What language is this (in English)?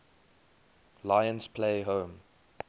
English